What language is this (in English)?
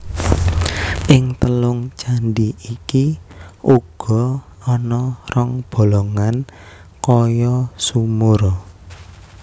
Javanese